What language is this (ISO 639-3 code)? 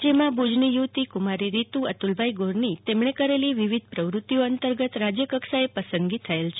guj